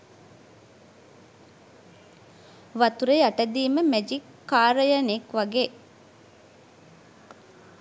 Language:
Sinhala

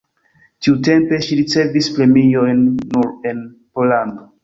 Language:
Esperanto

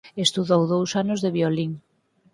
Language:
Galician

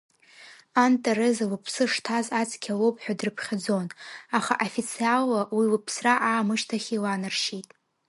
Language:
Abkhazian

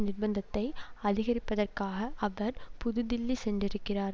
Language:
Tamil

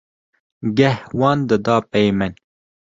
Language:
Kurdish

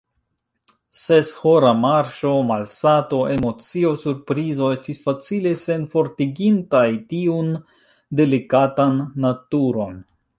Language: Esperanto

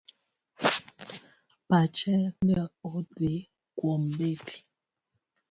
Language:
Luo (Kenya and Tanzania)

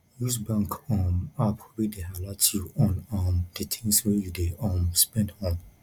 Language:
Nigerian Pidgin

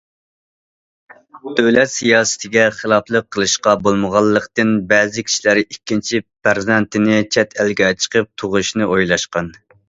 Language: Uyghur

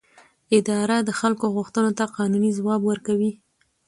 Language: Pashto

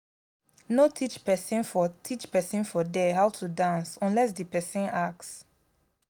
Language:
Nigerian Pidgin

